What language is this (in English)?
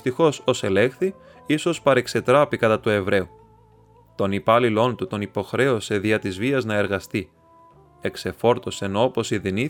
Greek